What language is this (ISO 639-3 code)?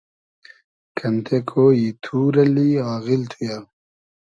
haz